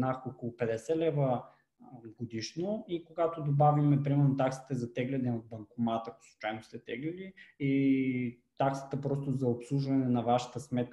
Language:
Bulgarian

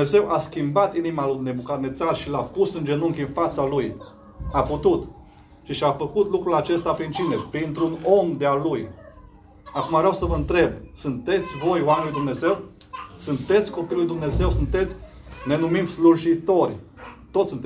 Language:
Romanian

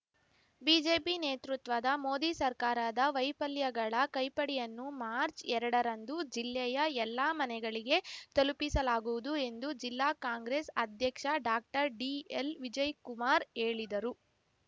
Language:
Kannada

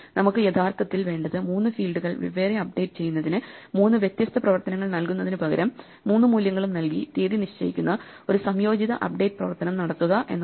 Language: Malayalam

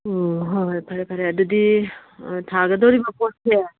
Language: Manipuri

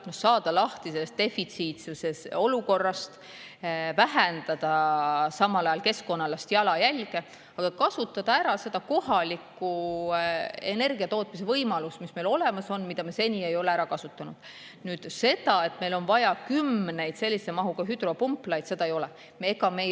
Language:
Estonian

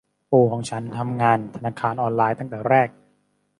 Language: Thai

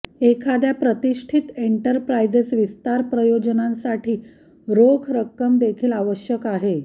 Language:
Marathi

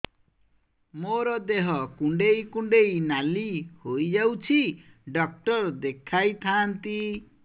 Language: Odia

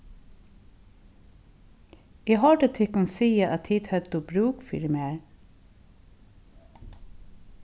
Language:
Faroese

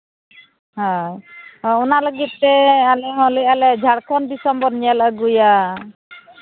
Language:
Santali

